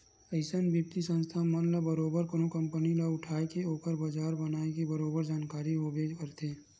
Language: Chhattisgarhi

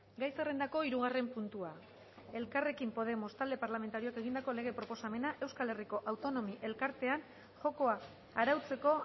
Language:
Basque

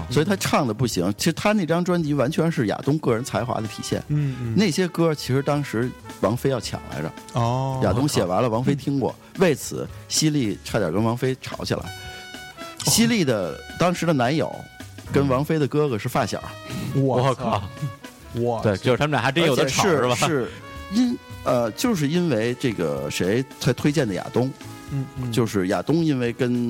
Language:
Chinese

